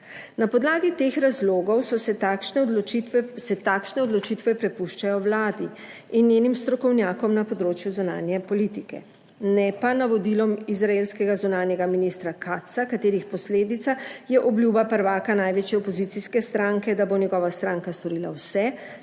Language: Slovenian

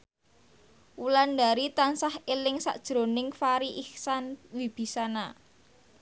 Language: Javanese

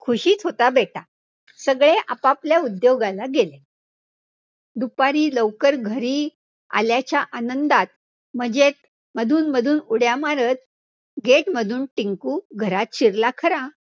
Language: Marathi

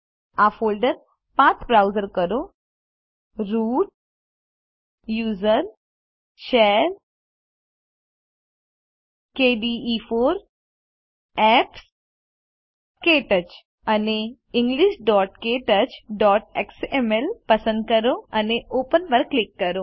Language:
Gujarati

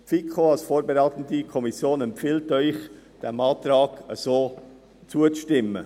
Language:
Swiss German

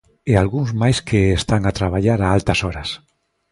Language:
Galician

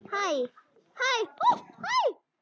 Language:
Icelandic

